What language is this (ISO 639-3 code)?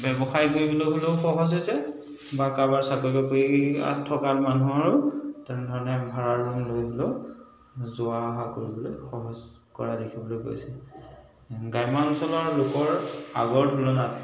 asm